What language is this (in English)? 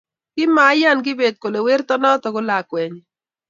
Kalenjin